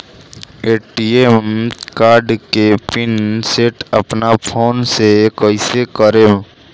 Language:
Bhojpuri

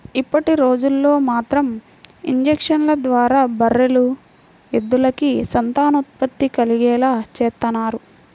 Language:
Telugu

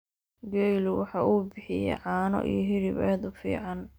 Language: Somali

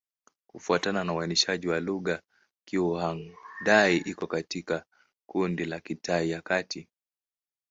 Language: Swahili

